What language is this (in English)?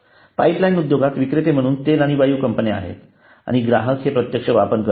Marathi